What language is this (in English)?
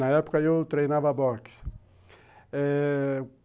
Portuguese